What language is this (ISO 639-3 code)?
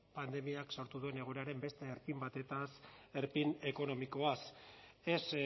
eus